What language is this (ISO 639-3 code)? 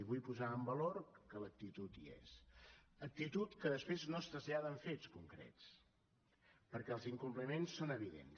cat